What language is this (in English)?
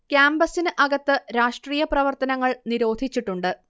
Malayalam